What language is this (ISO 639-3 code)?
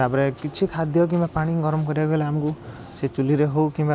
ori